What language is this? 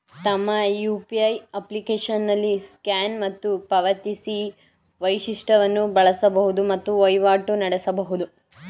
Kannada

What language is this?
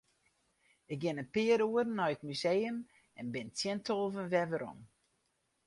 Western Frisian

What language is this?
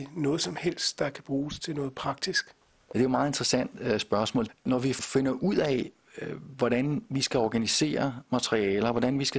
Danish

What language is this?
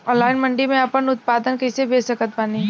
Bhojpuri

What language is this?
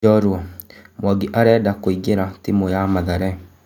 Kikuyu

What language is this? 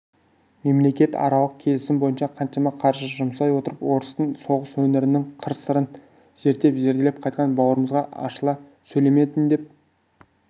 Kazakh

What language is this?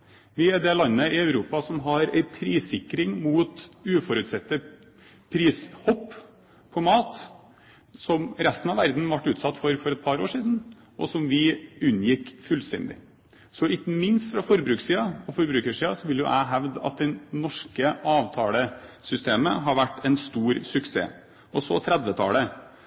Norwegian Bokmål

